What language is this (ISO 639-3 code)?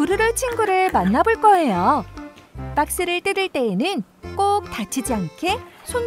kor